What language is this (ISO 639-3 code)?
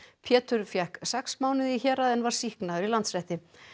isl